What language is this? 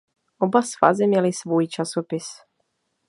Czech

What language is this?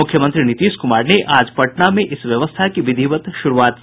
Hindi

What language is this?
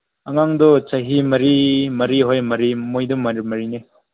Manipuri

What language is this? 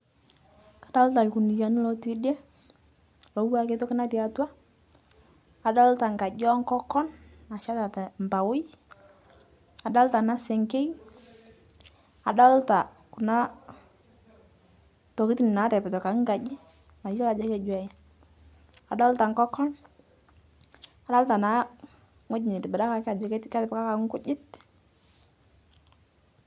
Masai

